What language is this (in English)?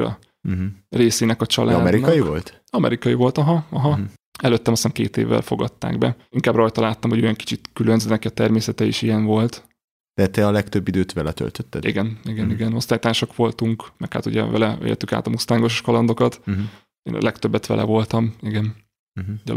Hungarian